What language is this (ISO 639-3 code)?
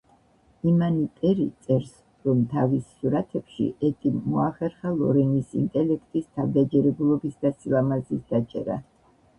kat